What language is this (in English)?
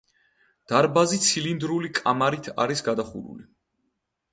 Georgian